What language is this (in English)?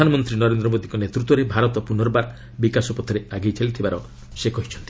Odia